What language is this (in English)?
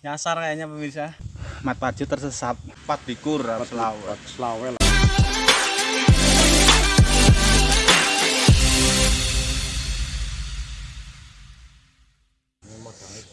Indonesian